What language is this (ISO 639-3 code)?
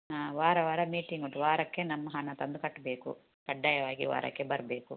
kan